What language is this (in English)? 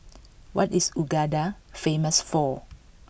English